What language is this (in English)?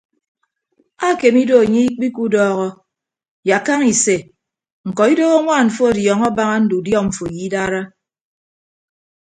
Ibibio